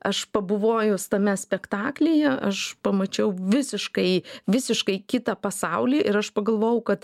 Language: Lithuanian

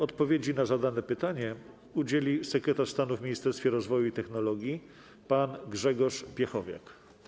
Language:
Polish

